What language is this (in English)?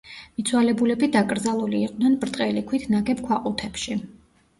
Georgian